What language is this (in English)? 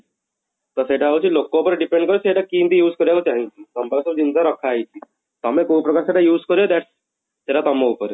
Odia